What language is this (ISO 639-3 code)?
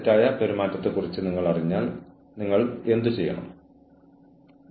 mal